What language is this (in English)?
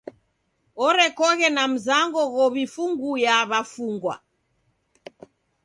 Taita